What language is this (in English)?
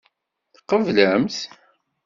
Kabyle